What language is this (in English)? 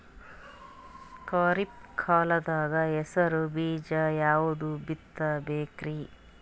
Kannada